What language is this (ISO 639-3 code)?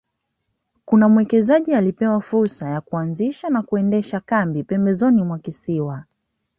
swa